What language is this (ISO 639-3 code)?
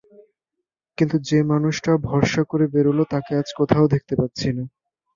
ben